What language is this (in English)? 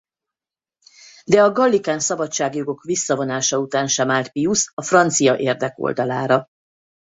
Hungarian